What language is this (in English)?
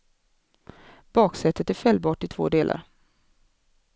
Swedish